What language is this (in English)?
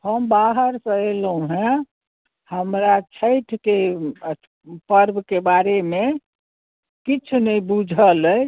Maithili